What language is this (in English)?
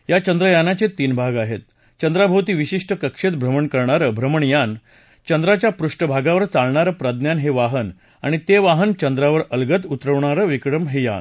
Marathi